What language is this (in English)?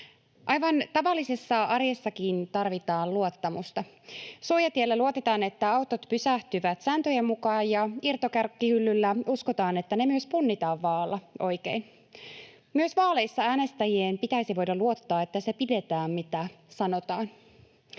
Finnish